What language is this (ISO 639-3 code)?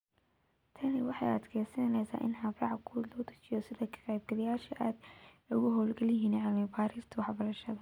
som